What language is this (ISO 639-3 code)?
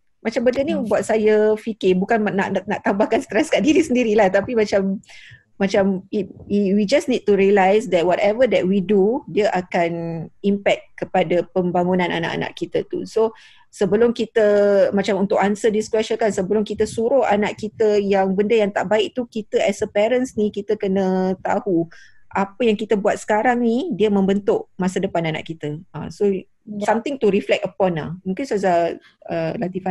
msa